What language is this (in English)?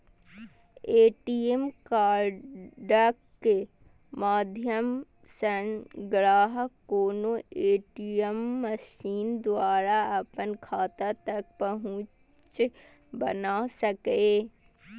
Maithili